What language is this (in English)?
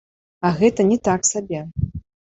Belarusian